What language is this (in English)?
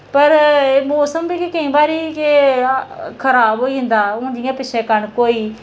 Dogri